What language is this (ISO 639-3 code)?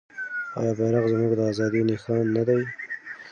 pus